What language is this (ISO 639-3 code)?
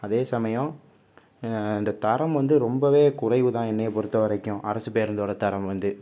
tam